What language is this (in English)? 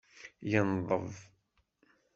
Kabyle